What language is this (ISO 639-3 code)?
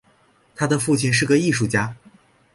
zho